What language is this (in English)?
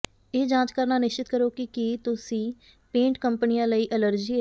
Punjabi